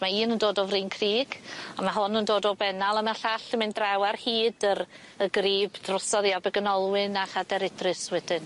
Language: Welsh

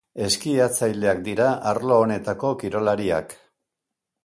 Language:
Basque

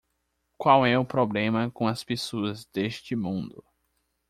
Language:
Portuguese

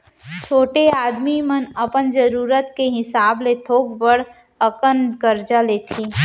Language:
Chhattisgarhi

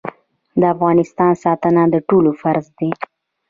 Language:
Pashto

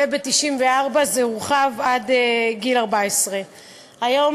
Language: Hebrew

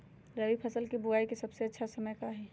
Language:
Magahi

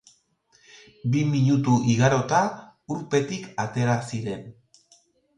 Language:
Basque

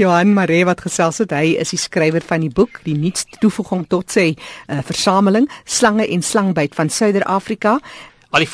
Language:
Dutch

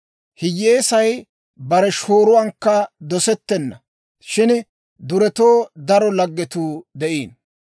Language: Dawro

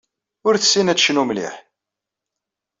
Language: Kabyle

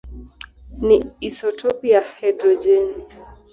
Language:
Swahili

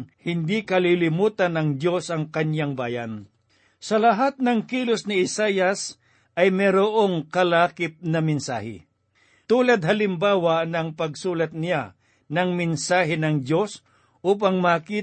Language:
Filipino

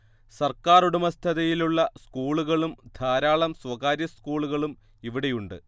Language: Malayalam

